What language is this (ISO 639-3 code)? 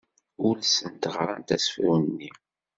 kab